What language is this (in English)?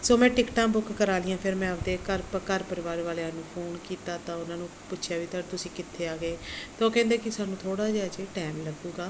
Punjabi